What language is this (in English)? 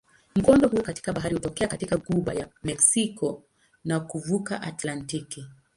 Swahili